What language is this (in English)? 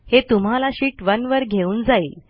Marathi